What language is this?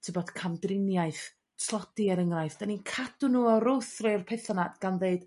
Welsh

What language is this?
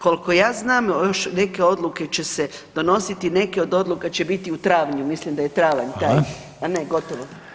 Croatian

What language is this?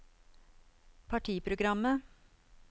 Norwegian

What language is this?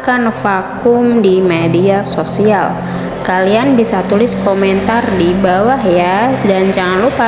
Indonesian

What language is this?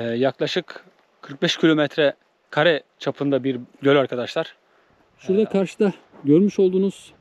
Turkish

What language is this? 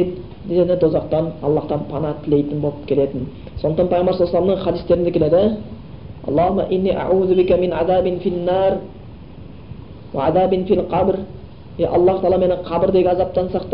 Bulgarian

